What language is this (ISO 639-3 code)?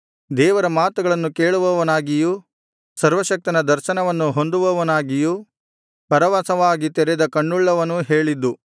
kan